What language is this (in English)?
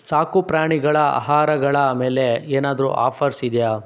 Kannada